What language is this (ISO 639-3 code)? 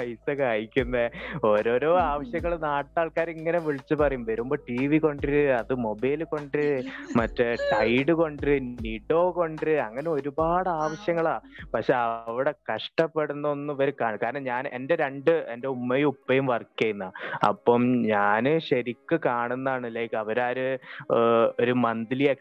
mal